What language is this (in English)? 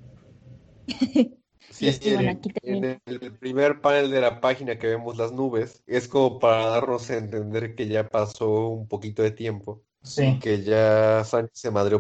Spanish